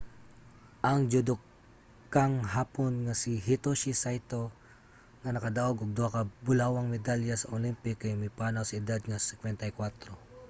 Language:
Cebuano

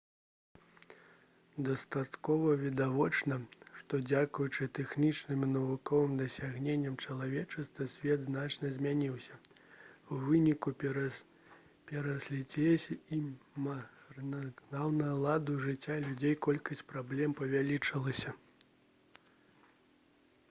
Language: Belarusian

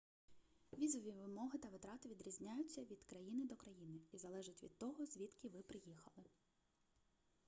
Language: Ukrainian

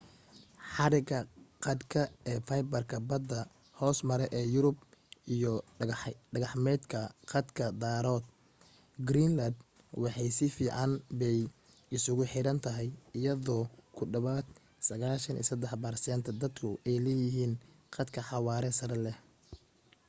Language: Somali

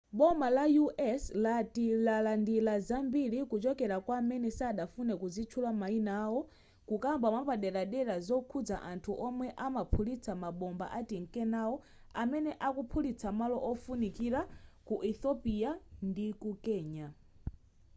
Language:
Nyanja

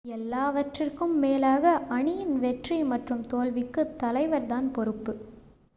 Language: Tamil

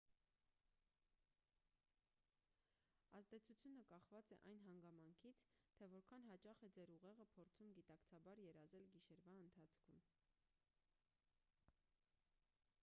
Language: Armenian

